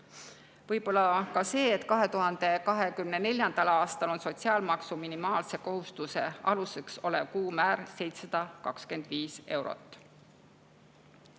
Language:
Estonian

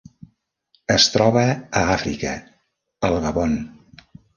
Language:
Catalan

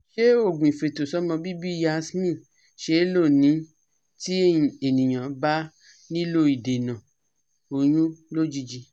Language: Yoruba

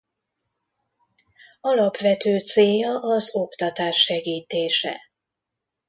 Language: Hungarian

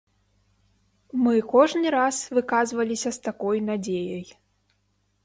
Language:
Belarusian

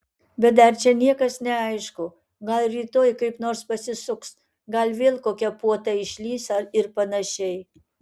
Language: Lithuanian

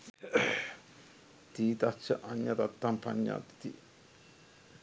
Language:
Sinhala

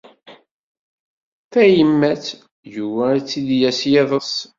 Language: Kabyle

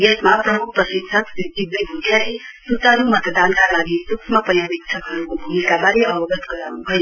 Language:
Nepali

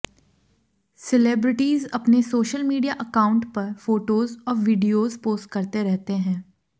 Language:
Hindi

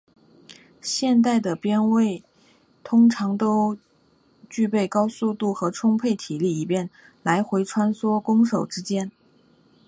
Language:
Chinese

